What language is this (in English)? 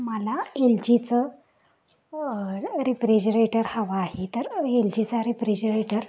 Marathi